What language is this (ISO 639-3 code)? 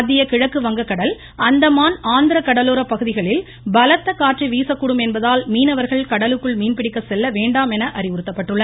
tam